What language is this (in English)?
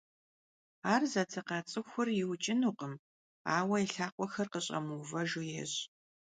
Kabardian